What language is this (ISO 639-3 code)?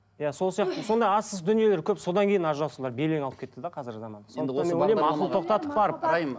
kaz